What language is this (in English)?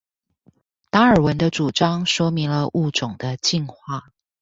Chinese